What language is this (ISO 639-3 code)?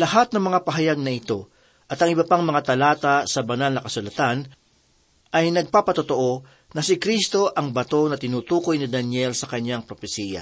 fil